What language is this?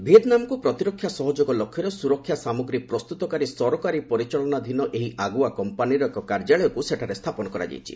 Odia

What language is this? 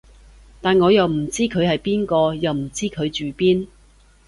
Cantonese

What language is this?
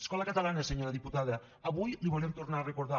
Catalan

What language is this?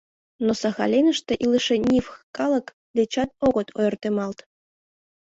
Mari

